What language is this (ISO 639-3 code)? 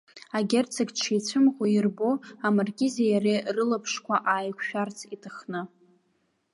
abk